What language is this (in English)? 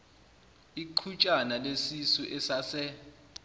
Zulu